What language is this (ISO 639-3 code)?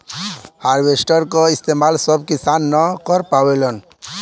bho